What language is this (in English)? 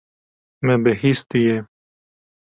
Kurdish